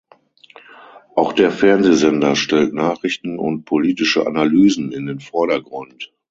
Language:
German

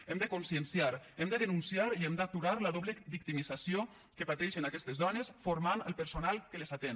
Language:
Catalan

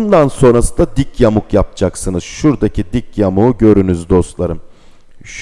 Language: Turkish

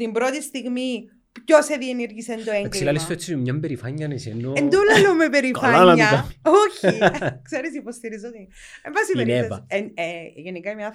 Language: Greek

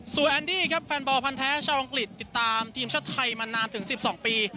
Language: Thai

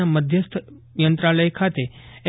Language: Gujarati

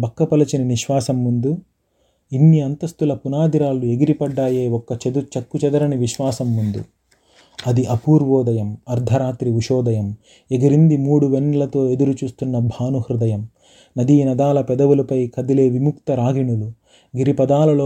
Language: Telugu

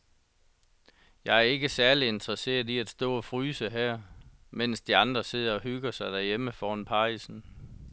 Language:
Danish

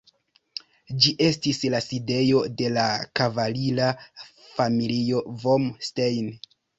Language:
Esperanto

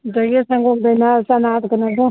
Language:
Manipuri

